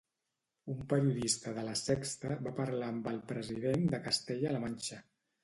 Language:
Catalan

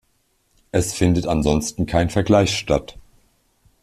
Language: German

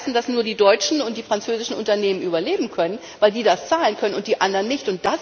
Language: German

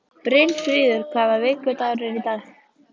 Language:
Icelandic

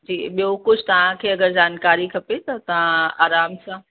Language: Sindhi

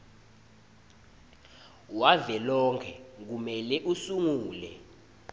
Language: Swati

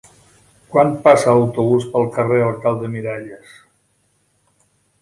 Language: Catalan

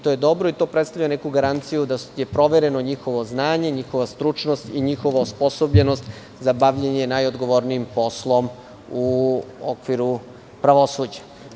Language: Serbian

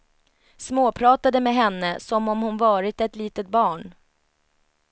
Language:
Swedish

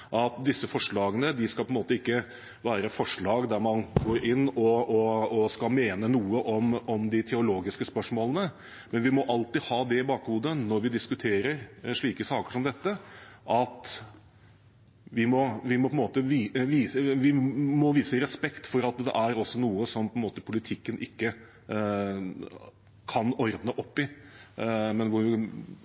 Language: Norwegian Bokmål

